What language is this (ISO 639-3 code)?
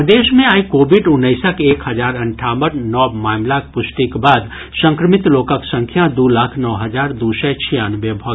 mai